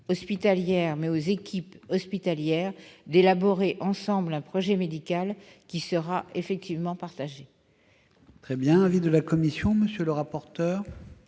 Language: French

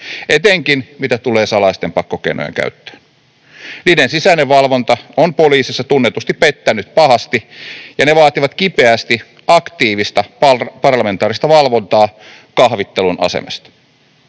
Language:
Finnish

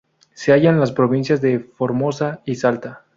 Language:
Spanish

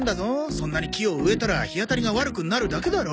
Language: Japanese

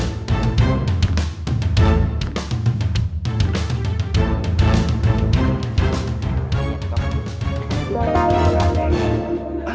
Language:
Indonesian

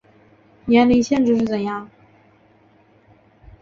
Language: Chinese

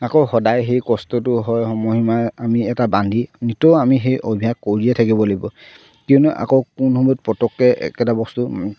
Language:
Assamese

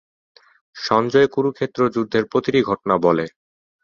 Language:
Bangla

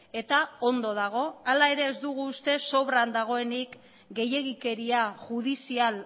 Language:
Basque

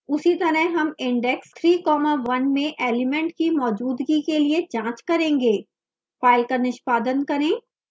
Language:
Hindi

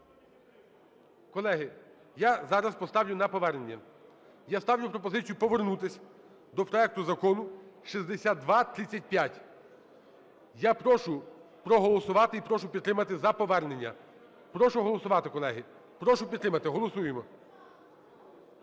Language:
Ukrainian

